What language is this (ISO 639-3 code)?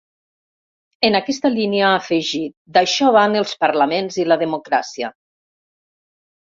cat